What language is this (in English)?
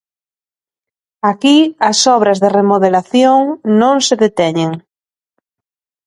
Galician